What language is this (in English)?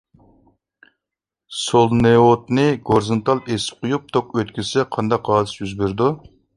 Uyghur